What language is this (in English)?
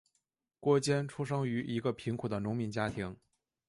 Chinese